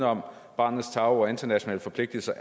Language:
Danish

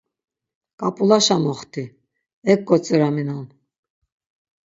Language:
Laz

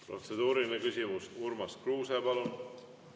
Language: Estonian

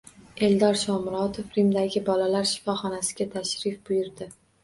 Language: Uzbek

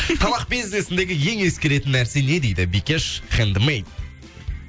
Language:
Kazakh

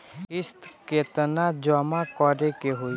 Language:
Bhojpuri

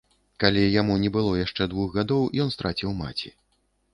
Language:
Belarusian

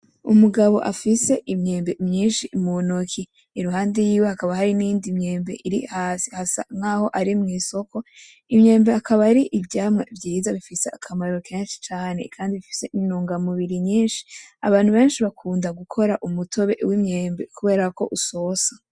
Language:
Rundi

